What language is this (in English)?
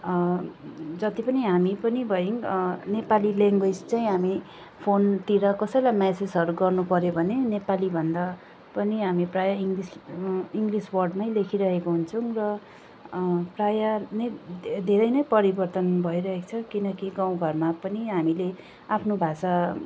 Nepali